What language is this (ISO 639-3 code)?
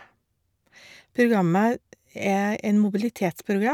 nor